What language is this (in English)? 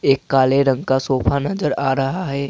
Hindi